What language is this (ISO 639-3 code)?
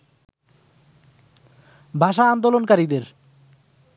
ben